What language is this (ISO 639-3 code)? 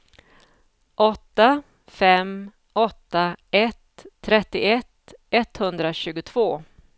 swe